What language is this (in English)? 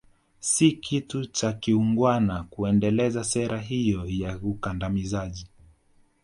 Swahili